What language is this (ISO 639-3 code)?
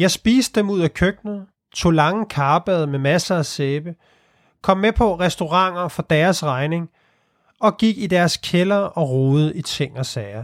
dan